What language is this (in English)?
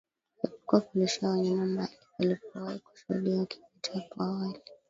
Swahili